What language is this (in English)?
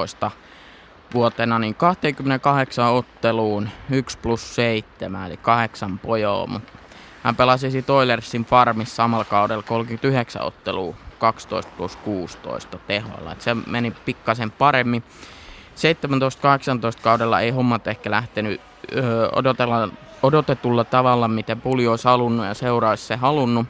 Finnish